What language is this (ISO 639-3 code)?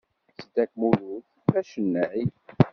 kab